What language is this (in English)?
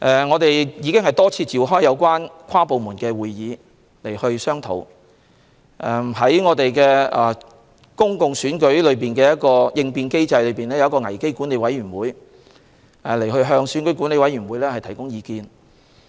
Cantonese